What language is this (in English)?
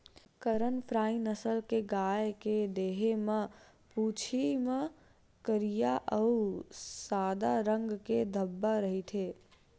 Chhattisgarhi